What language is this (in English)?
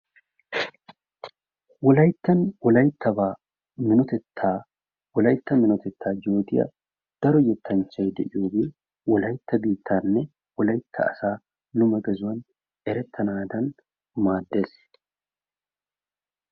Wolaytta